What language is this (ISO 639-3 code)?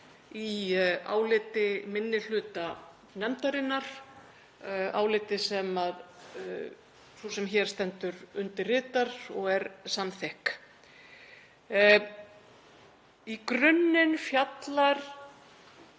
isl